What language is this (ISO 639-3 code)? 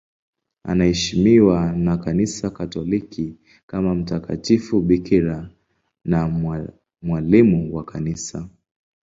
swa